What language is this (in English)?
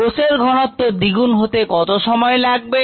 Bangla